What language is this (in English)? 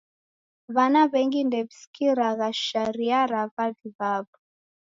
Taita